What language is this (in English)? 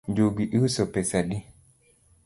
Luo (Kenya and Tanzania)